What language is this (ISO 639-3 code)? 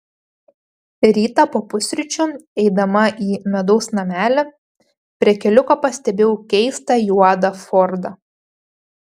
lit